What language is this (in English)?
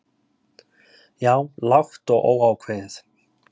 Icelandic